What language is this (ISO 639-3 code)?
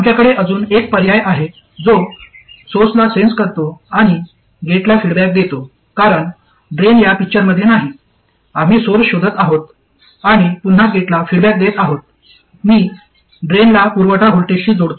mar